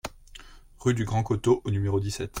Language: French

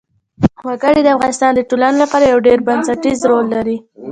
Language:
Pashto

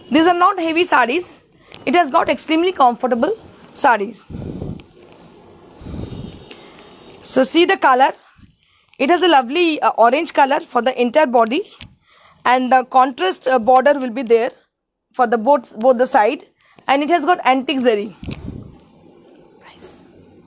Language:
English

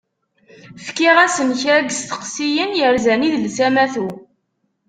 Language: Kabyle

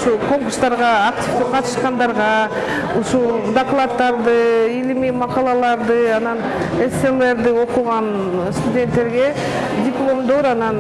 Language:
Turkish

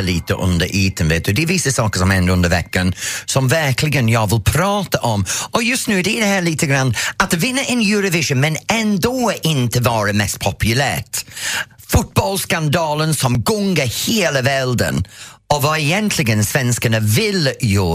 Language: Swedish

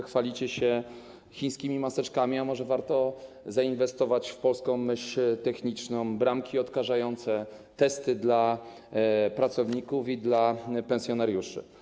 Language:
Polish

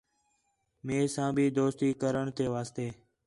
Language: Khetrani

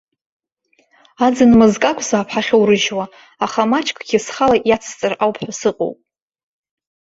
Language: Abkhazian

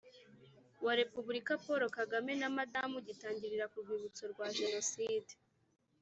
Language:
Kinyarwanda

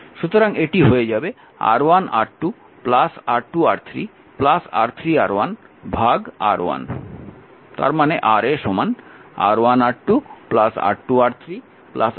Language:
Bangla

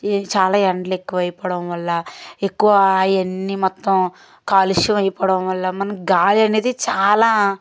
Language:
Telugu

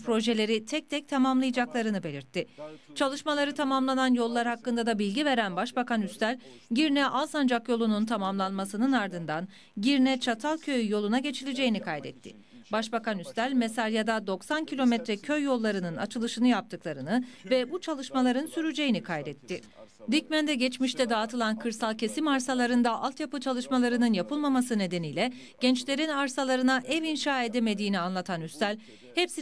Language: Turkish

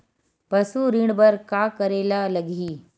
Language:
Chhattisgarhi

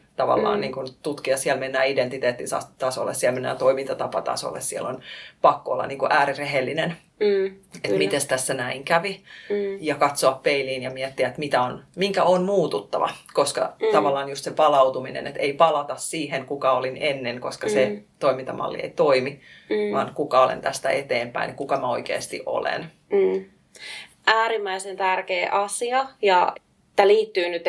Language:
Finnish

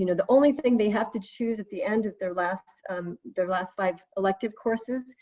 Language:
English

